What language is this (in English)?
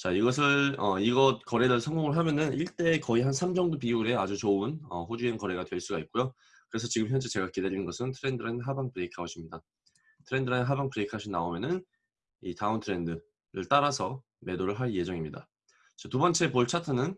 Korean